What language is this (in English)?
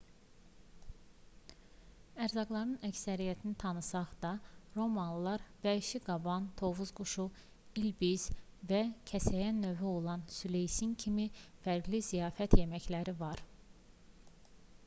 Azerbaijani